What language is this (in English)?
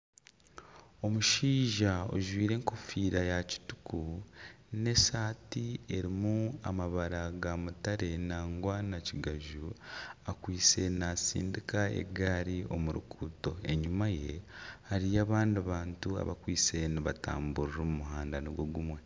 Nyankole